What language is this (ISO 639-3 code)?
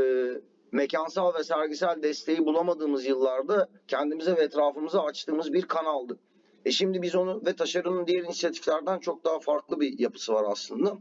tur